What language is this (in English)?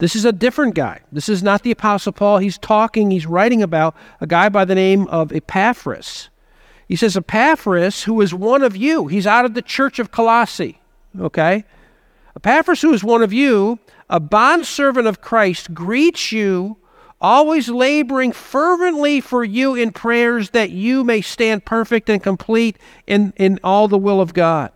English